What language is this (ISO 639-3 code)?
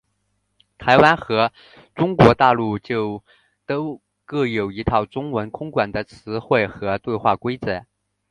zho